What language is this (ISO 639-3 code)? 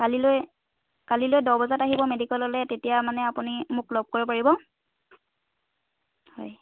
asm